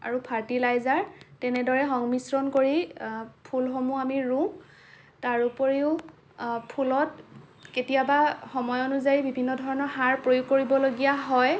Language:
Assamese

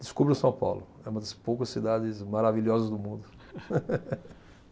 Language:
Portuguese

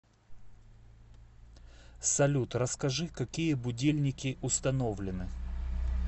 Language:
Russian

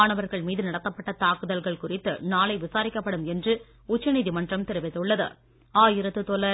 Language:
Tamil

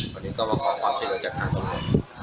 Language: Thai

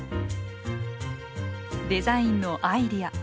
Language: Japanese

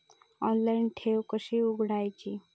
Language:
Marathi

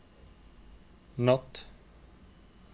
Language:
Norwegian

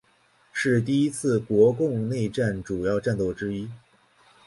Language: Chinese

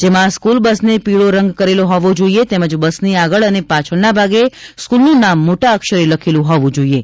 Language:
Gujarati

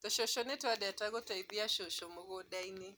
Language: Kikuyu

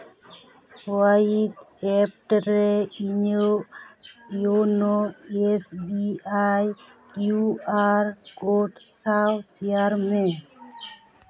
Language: Santali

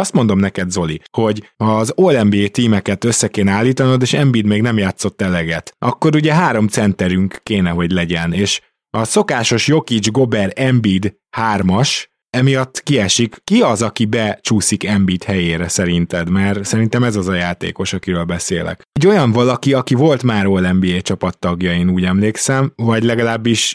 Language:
Hungarian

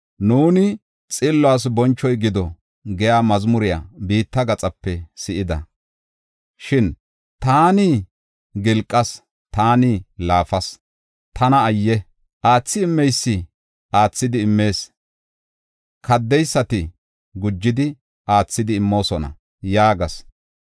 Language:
Gofa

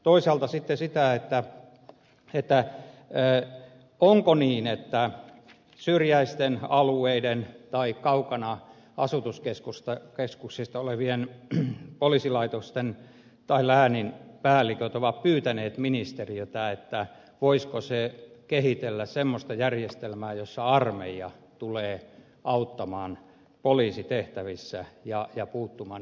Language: Finnish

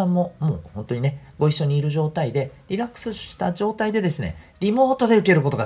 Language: Japanese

